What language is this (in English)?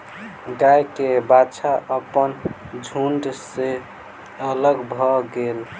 Maithili